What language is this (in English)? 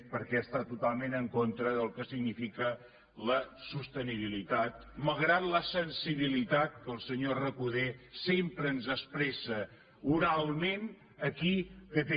Catalan